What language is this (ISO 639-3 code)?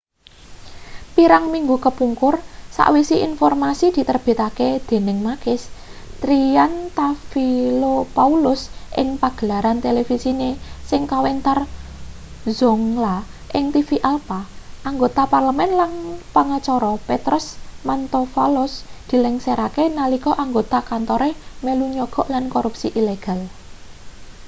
jav